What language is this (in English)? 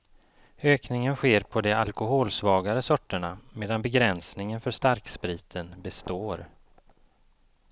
Swedish